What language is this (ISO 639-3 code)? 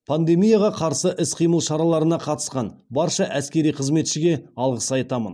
kaz